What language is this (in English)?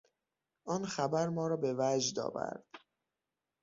Persian